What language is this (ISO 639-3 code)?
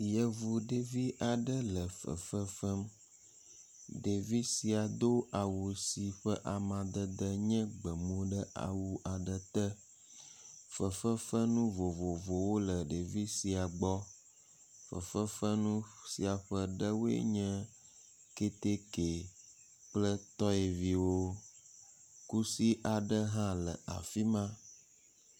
ewe